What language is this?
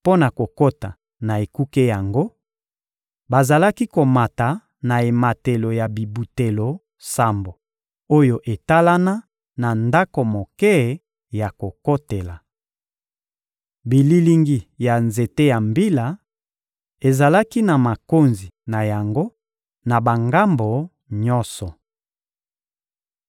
Lingala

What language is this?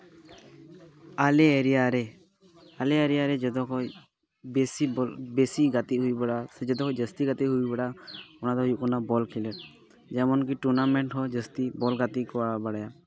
Santali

